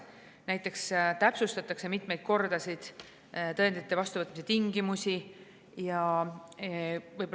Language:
Estonian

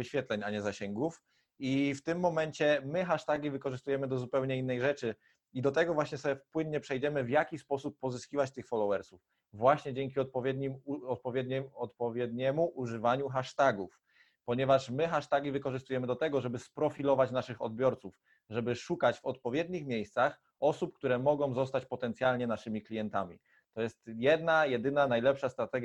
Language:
Polish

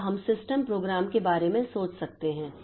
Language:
Hindi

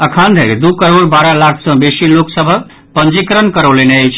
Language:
Maithili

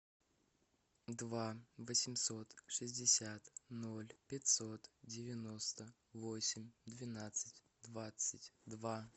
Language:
Russian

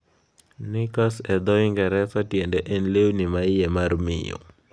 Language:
Luo (Kenya and Tanzania)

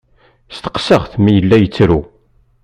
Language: Kabyle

